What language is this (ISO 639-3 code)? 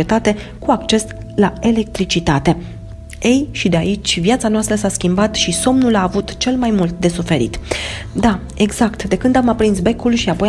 ron